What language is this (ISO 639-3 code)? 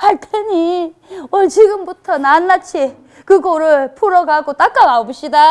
kor